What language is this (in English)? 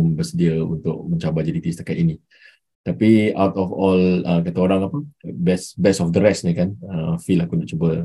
Malay